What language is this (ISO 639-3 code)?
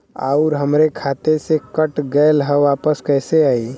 bho